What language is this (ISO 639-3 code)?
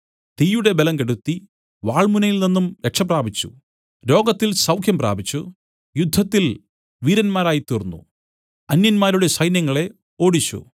mal